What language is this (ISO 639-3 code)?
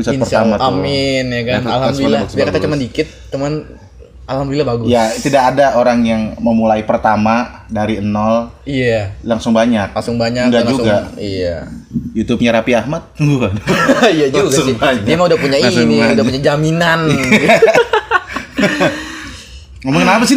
ind